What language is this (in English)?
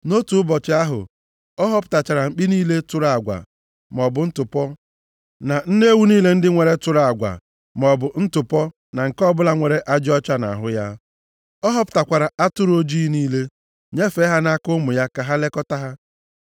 Igbo